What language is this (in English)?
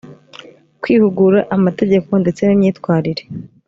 Kinyarwanda